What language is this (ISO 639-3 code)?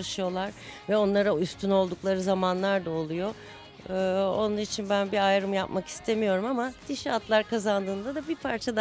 tur